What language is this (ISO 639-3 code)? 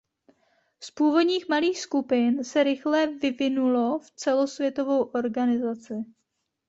ces